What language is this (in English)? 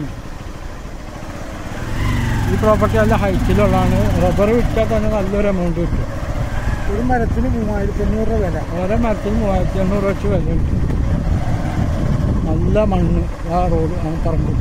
Arabic